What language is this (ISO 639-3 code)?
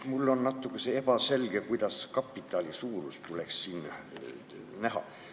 est